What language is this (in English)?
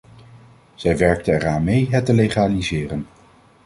Dutch